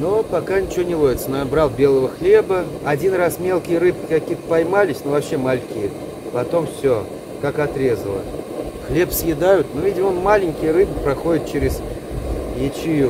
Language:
Russian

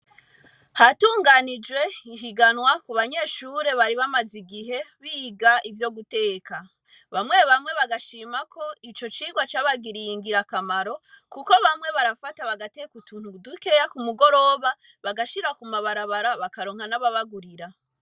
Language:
Rundi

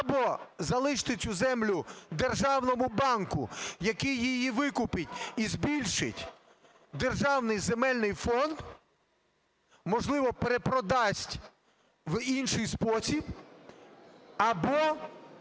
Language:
Ukrainian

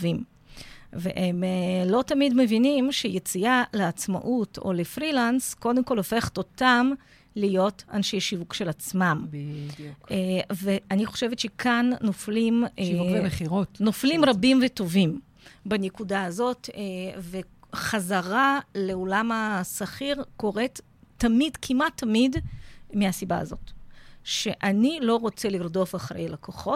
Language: Hebrew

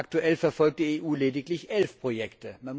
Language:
German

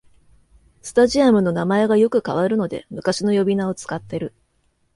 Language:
Japanese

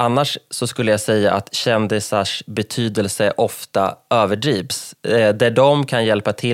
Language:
Swedish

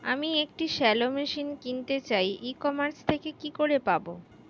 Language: Bangla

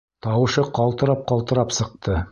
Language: Bashkir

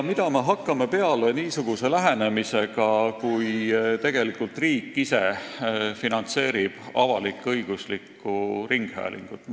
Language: Estonian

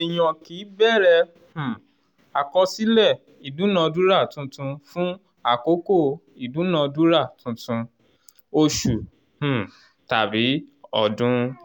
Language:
Yoruba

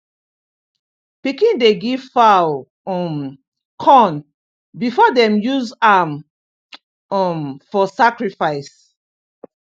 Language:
Nigerian Pidgin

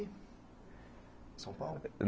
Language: Portuguese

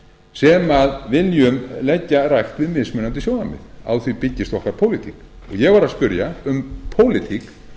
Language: Icelandic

